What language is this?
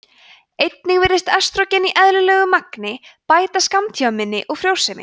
Icelandic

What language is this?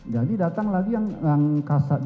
Indonesian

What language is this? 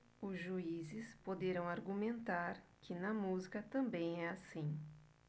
Portuguese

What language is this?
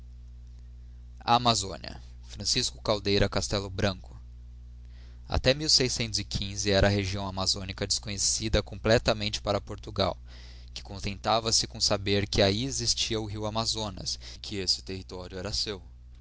Portuguese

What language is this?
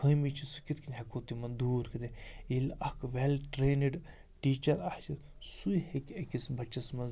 Kashmiri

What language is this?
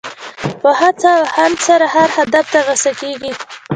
Pashto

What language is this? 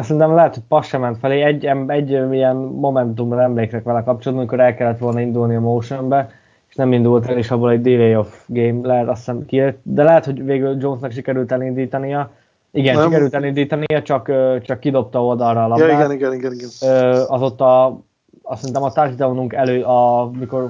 Hungarian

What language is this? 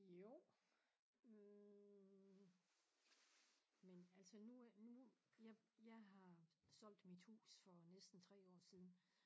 Danish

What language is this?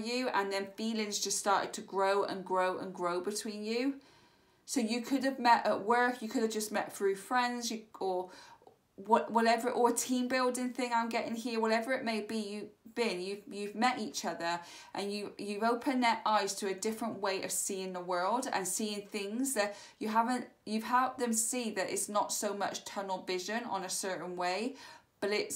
English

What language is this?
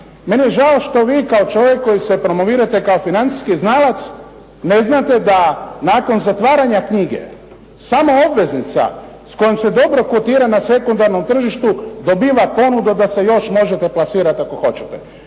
Croatian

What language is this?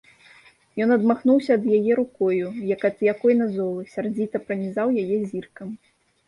Belarusian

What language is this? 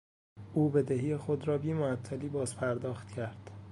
Persian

